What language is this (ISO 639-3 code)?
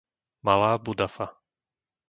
slk